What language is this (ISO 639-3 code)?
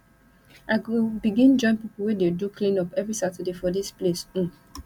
pcm